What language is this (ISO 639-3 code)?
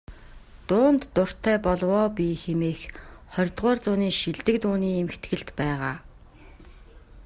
mon